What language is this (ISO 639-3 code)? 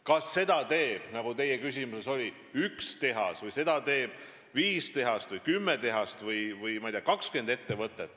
est